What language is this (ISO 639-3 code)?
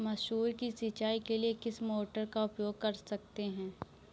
hin